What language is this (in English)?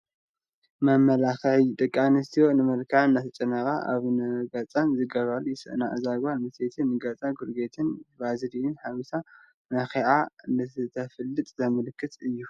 Tigrinya